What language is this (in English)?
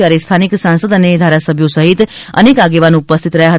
Gujarati